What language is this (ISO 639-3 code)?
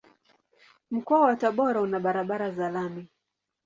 swa